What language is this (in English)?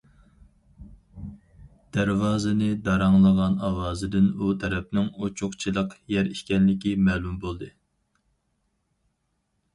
Uyghur